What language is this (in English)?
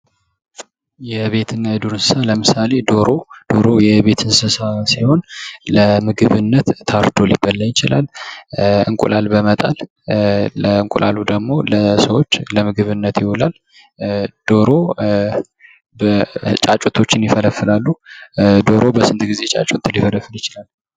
Amharic